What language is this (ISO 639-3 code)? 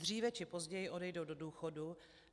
ces